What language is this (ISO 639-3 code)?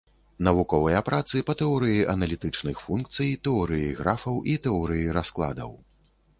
bel